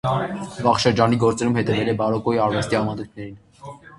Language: Armenian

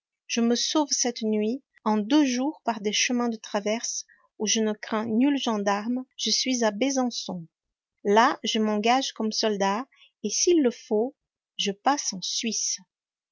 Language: French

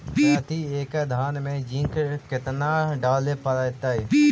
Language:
Magahi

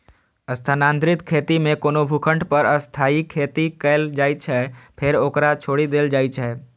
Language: Maithili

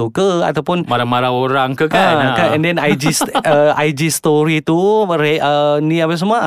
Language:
Malay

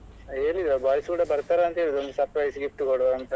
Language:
Kannada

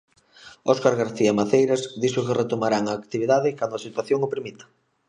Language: Galician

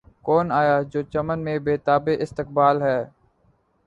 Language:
Urdu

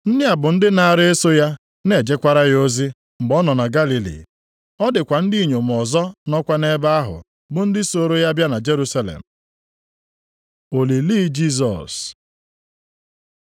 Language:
Igbo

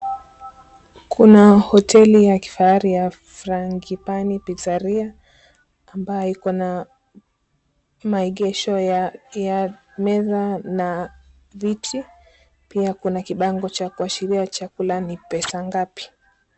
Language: Swahili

